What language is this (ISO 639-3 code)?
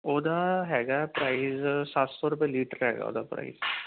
pan